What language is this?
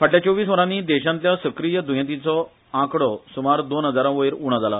Konkani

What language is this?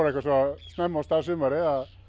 Icelandic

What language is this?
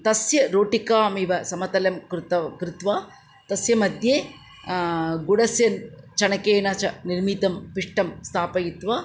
Sanskrit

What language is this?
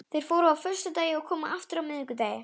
Icelandic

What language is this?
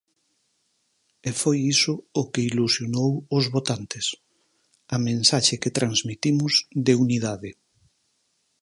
Galician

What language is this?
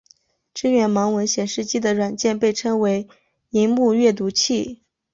Chinese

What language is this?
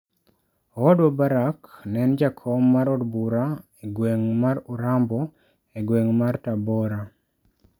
Luo (Kenya and Tanzania)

